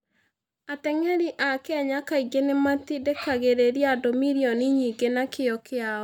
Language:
Kikuyu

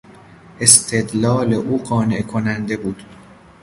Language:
Persian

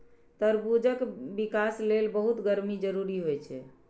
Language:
Maithili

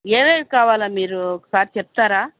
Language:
Telugu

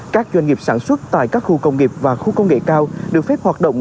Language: Vietnamese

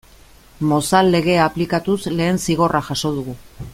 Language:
Basque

